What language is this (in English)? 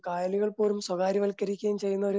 Malayalam